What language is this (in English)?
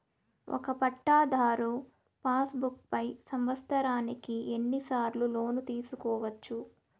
Telugu